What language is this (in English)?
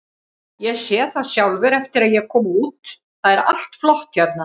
Icelandic